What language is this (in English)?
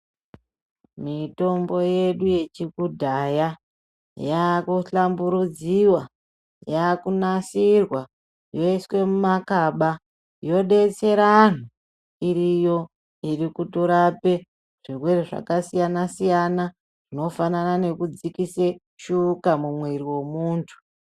Ndau